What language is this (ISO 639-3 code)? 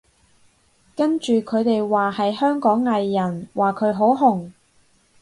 yue